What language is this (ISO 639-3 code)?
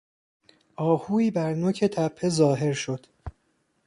fas